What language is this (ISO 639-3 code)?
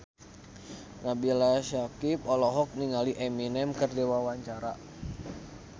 sun